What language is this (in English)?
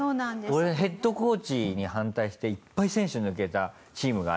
Japanese